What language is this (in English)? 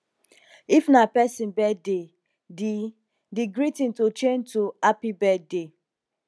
Nigerian Pidgin